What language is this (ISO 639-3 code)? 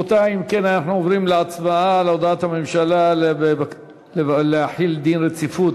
heb